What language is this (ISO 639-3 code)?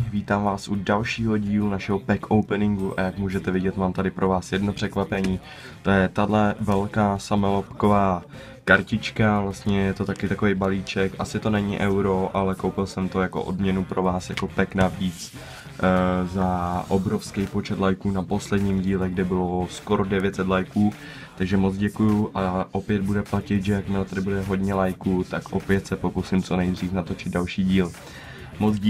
ces